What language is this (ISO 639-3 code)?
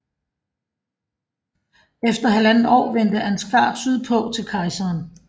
dan